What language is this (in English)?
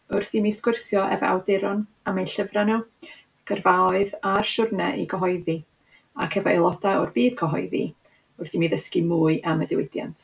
Welsh